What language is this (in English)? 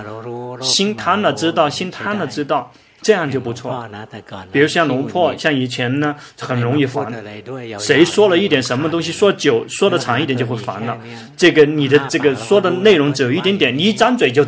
Chinese